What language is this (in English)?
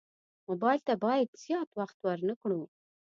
Pashto